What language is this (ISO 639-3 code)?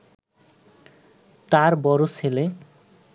ben